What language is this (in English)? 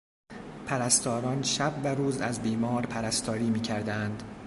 Persian